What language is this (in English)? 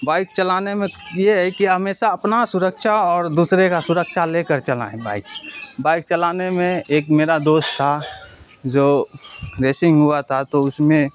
Urdu